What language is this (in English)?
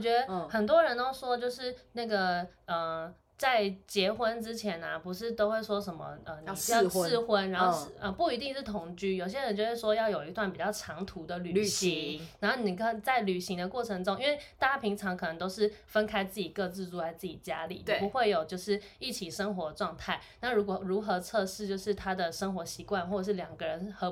Chinese